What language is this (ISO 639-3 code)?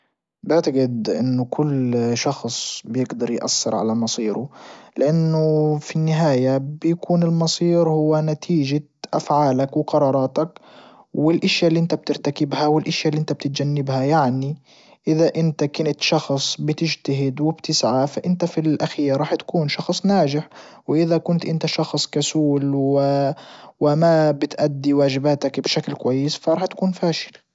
ayl